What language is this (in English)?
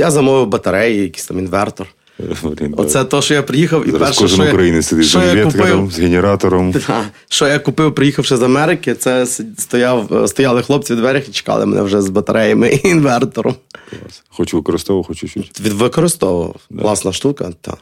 Ukrainian